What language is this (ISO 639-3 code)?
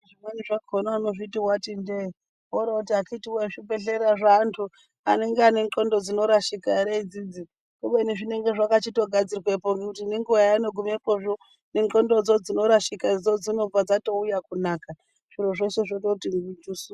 ndc